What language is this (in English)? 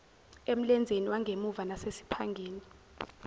Zulu